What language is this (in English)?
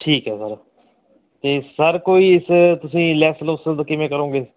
Punjabi